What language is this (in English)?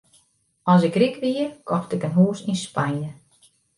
Western Frisian